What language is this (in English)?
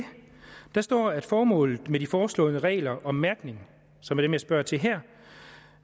Danish